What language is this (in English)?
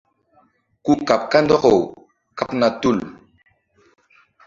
Mbum